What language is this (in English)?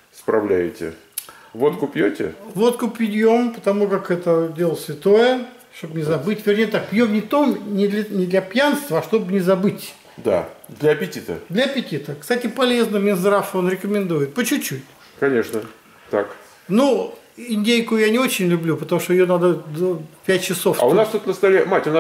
Russian